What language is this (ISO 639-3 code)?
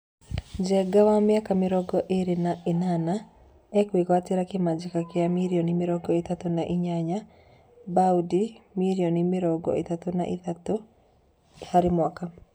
kik